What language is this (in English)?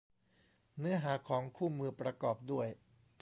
Thai